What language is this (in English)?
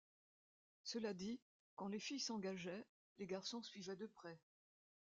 French